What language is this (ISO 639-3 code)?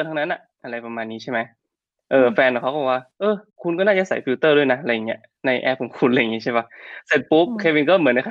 tha